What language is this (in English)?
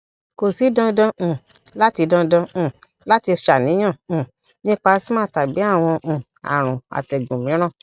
Yoruba